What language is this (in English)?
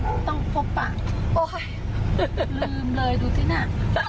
Thai